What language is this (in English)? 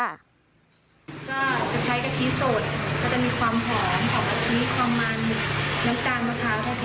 Thai